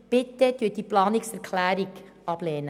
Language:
Swiss German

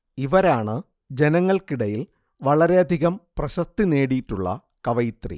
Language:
Malayalam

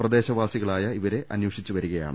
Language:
Malayalam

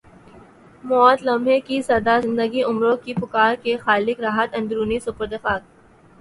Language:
Urdu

